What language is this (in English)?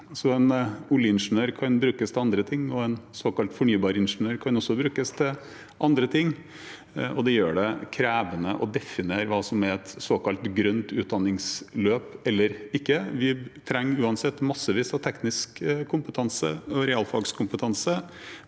Norwegian